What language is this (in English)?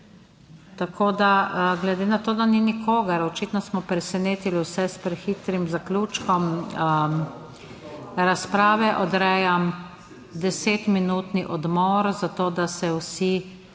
Slovenian